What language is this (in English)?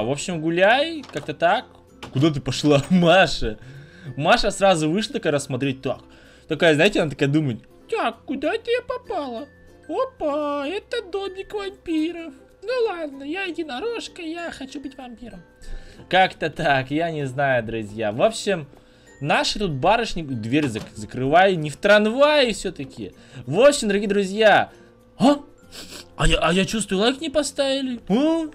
Russian